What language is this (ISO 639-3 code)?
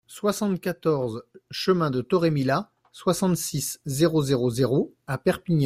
fra